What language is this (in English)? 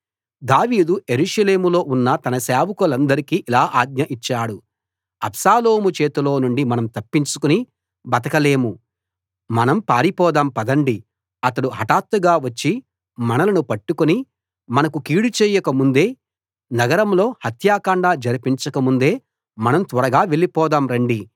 Telugu